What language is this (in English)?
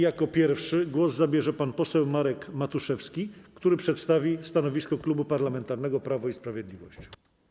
Polish